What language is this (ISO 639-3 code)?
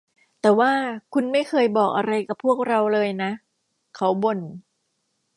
tha